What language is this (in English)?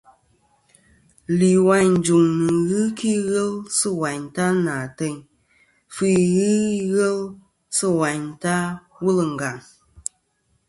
Kom